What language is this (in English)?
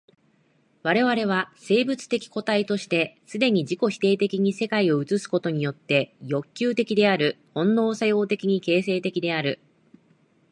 Japanese